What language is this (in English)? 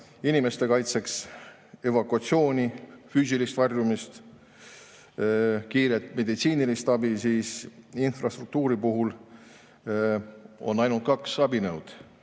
Estonian